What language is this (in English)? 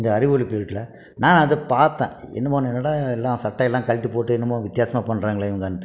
Tamil